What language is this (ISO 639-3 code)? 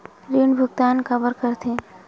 hne